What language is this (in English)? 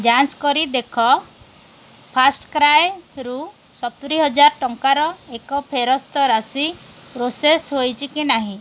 Odia